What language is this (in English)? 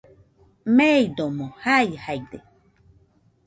Nüpode Huitoto